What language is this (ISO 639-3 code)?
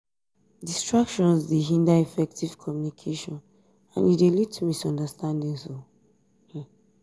pcm